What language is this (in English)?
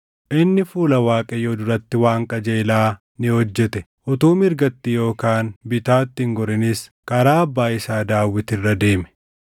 Oromo